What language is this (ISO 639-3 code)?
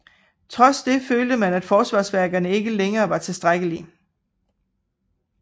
dan